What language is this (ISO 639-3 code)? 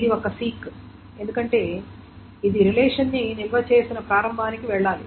tel